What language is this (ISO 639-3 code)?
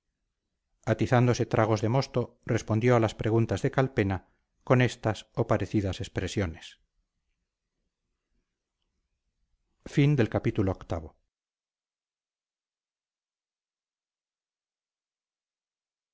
spa